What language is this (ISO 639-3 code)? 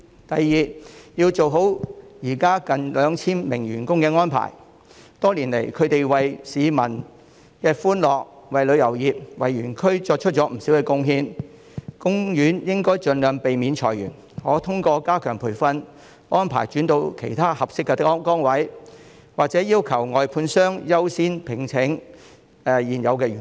yue